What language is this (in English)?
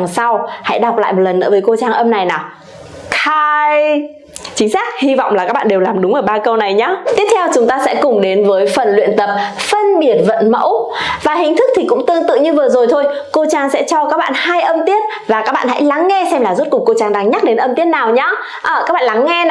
Vietnamese